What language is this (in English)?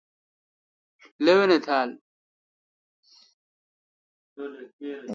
Kalkoti